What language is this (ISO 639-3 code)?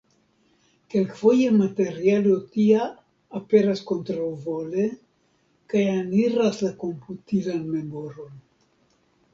epo